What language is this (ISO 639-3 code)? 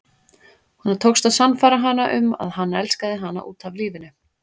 isl